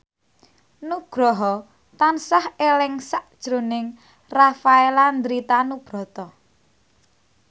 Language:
Javanese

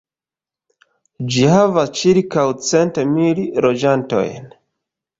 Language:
Esperanto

